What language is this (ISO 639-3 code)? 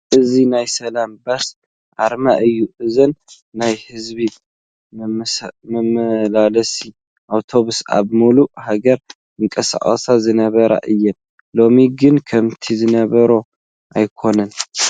tir